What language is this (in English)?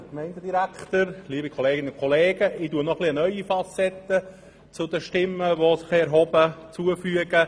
Swiss German